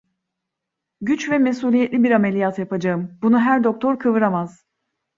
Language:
Turkish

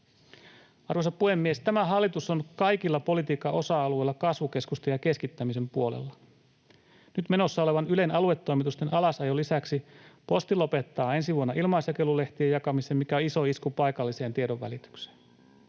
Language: Finnish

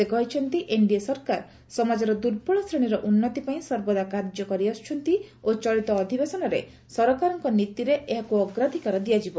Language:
Odia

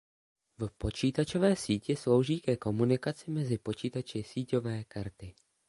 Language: Czech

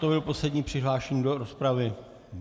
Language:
Czech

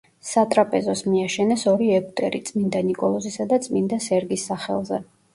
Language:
Georgian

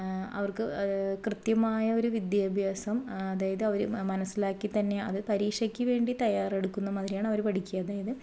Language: Malayalam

